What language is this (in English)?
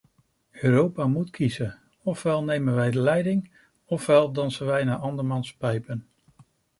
Dutch